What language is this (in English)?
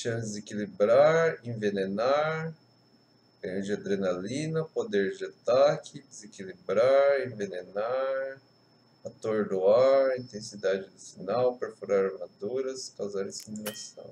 Portuguese